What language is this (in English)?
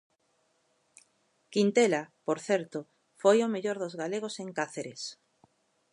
Galician